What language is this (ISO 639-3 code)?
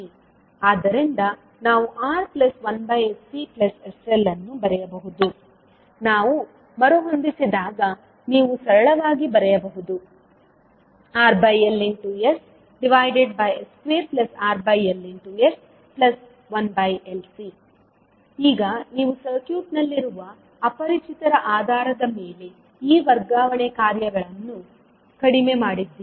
kan